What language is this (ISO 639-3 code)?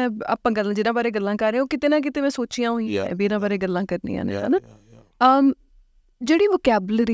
pan